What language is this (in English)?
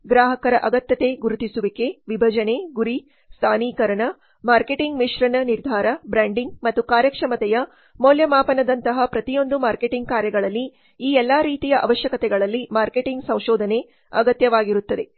Kannada